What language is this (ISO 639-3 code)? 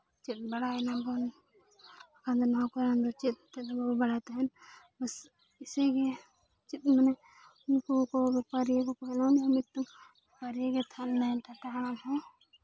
sat